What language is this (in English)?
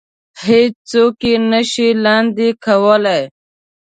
Pashto